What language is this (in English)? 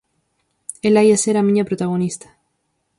Galician